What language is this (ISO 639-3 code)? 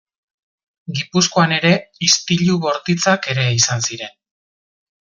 eus